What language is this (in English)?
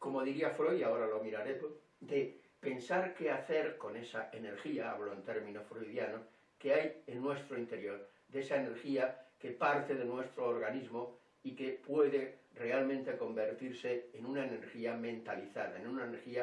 Spanish